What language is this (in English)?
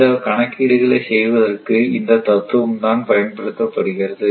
Tamil